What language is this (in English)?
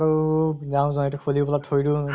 Assamese